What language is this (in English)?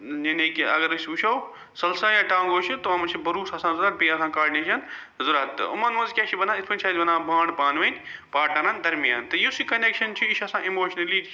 Kashmiri